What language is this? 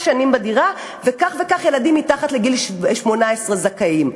Hebrew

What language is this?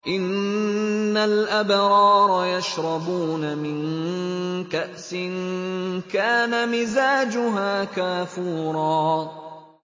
Arabic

